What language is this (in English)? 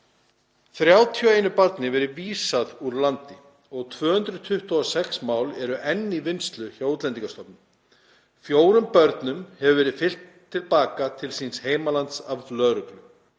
Icelandic